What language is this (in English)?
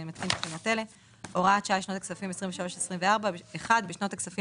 Hebrew